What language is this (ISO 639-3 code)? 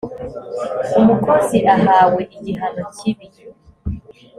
kin